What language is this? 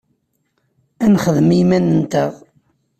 Kabyle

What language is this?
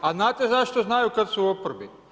Croatian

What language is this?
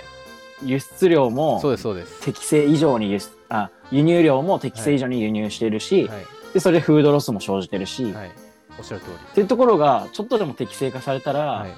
Japanese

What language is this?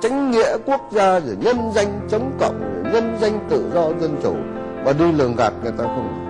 Vietnamese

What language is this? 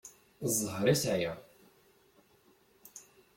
Kabyle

